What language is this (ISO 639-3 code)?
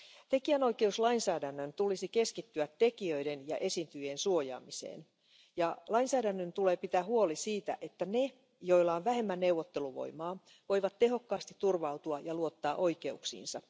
fin